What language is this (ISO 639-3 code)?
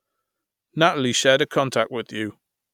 eng